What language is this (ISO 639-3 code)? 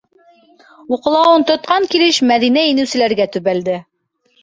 bak